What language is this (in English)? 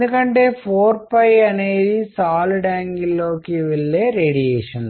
Telugu